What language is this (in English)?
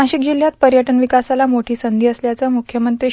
Marathi